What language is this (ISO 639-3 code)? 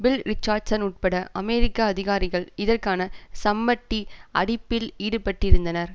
tam